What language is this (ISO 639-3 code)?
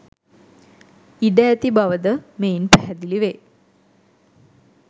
sin